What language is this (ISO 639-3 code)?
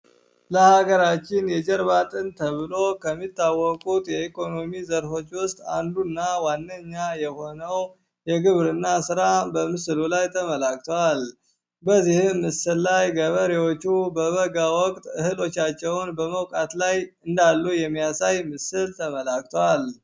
amh